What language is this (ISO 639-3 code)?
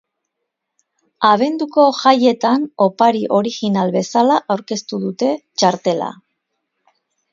eus